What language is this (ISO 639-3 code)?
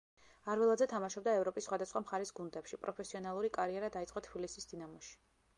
kat